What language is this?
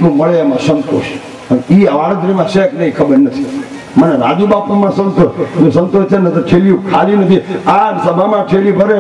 Arabic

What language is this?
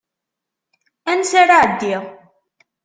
Kabyle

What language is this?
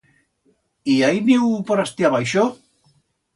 Aragonese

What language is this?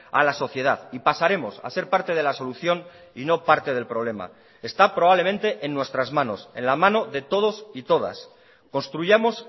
Spanish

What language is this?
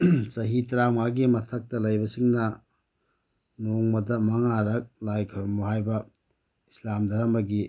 Manipuri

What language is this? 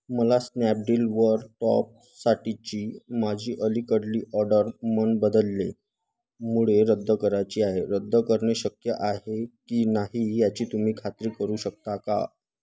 Marathi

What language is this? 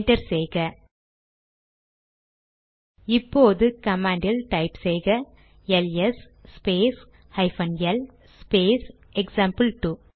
Tamil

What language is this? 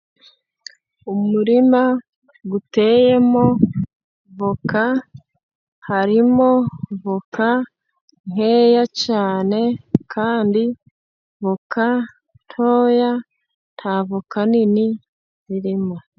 Kinyarwanda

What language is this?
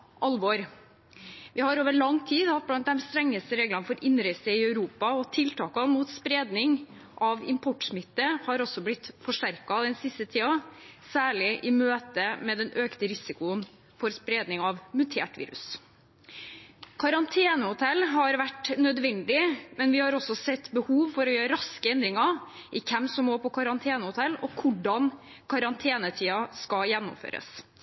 Norwegian Bokmål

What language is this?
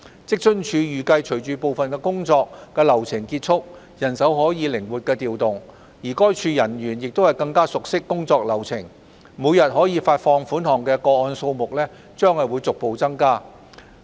Cantonese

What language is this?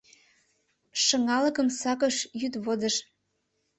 Mari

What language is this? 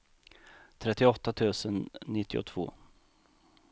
Swedish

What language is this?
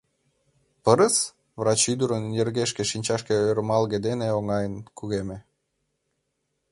Mari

